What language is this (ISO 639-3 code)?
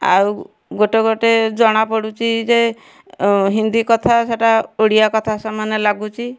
ori